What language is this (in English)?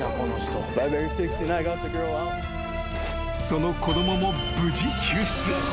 Japanese